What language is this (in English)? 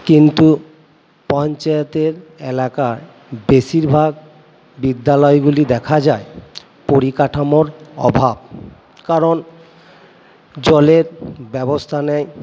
Bangla